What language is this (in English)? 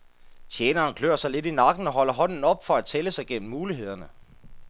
Danish